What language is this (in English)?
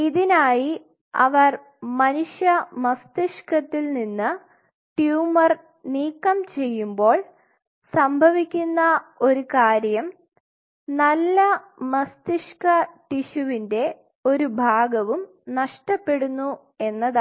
Malayalam